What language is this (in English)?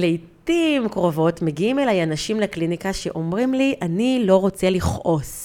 Hebrew